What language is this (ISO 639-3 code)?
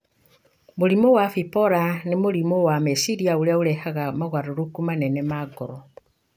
kik